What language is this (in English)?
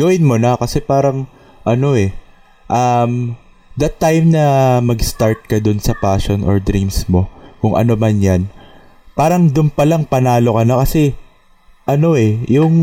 Filipino